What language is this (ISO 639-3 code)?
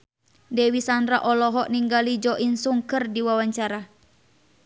sun